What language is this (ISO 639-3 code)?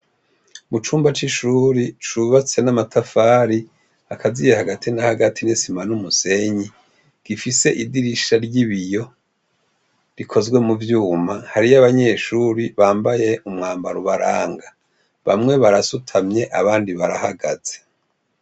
run